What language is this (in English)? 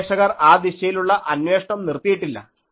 Malayalam